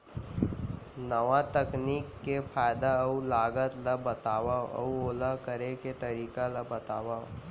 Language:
Chhattisgarhi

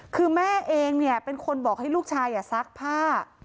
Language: Thai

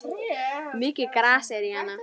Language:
Icelandic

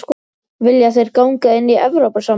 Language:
Icelandic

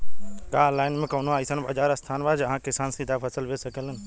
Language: Bhojpuri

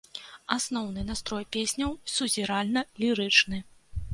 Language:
Belarusian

